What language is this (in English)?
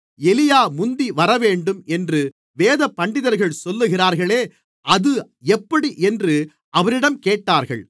Tamil